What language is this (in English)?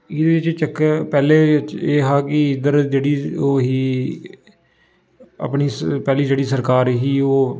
Dogri